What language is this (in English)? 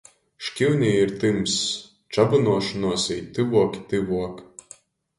Latgalian